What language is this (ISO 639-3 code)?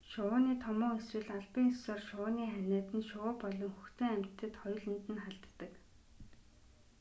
mon